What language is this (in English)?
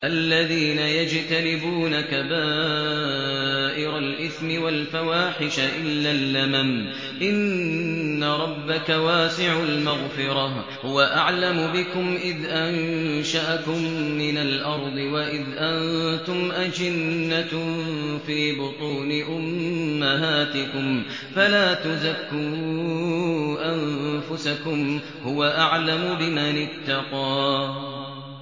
Arabic